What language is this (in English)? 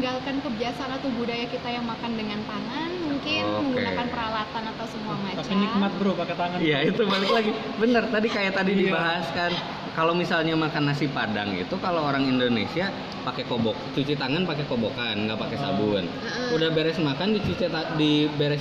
Indonesian